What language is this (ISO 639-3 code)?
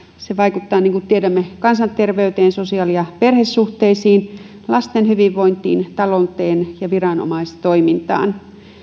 fin